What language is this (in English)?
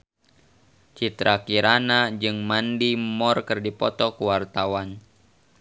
Sundanese